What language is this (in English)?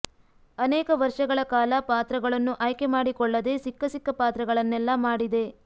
Kannada